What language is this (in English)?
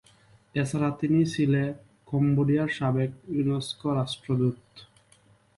Bangla